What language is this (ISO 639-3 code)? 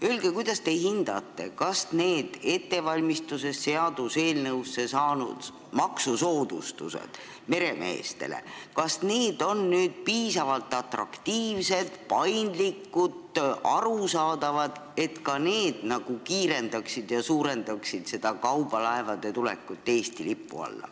est